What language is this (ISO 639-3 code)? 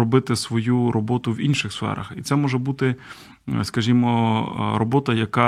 ukr